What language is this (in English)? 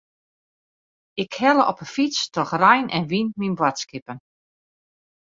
Western Frisian